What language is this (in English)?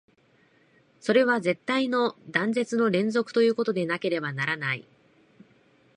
Japanese